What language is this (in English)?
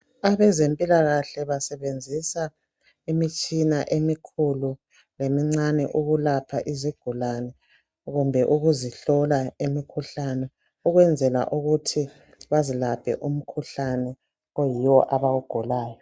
North Ndebele